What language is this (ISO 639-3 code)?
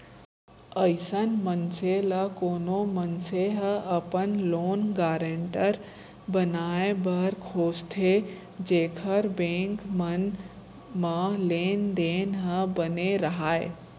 hne